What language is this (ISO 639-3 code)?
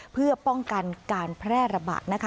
tha